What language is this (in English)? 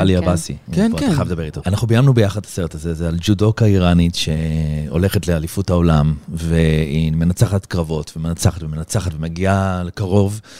Hebrew